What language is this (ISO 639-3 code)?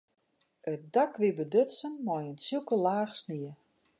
fry